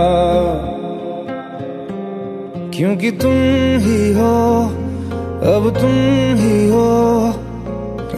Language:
Persian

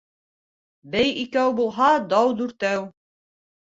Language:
Bashkir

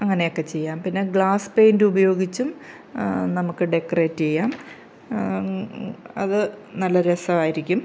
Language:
Malayalam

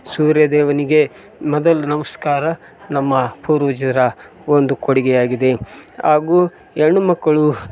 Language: Kannada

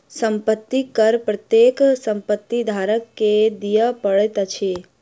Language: Maithili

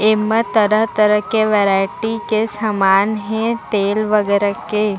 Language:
Chhattisgarhi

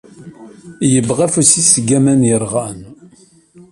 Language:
Kabyle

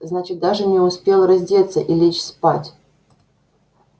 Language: Russian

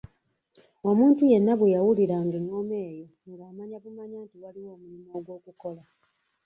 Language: Ganda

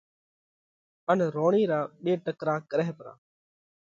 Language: Parkari Koli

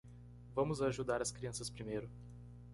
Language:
Portuguese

